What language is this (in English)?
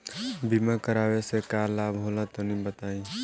Bhojpuri